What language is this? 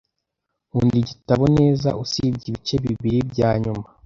Kinyarwanda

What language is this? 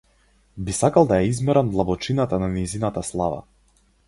Macedonian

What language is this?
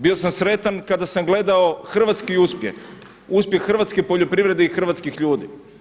Croatian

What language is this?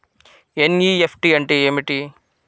Telugu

